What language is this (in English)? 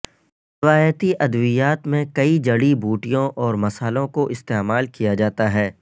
Urdu